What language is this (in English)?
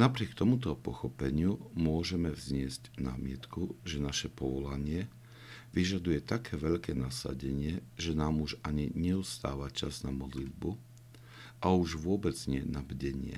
Slovak